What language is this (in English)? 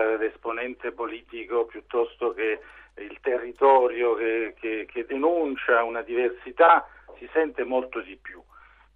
Italian